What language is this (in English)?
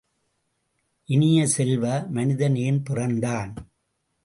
Tamil